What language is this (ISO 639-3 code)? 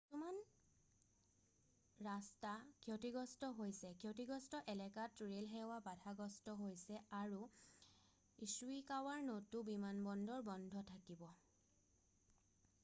asm